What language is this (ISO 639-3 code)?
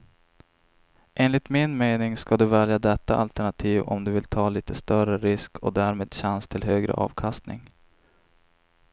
swe